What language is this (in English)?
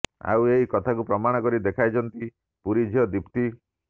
Odia